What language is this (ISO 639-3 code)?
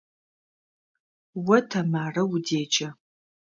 ady